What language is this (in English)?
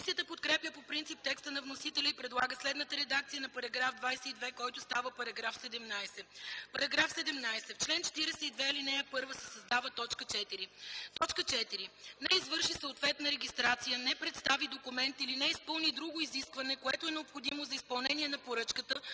Bulgarian